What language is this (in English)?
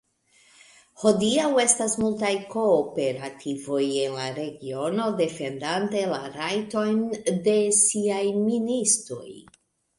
Esperanto